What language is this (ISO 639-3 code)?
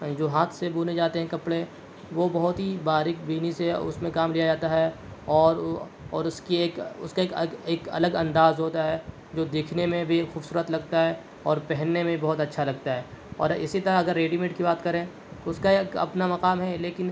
urd